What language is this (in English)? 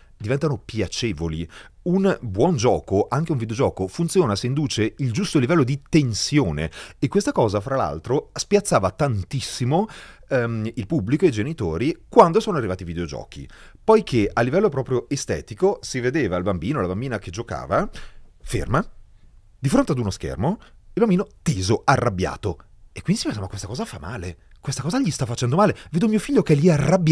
Italian